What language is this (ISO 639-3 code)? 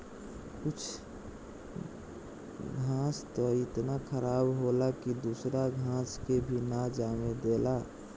bho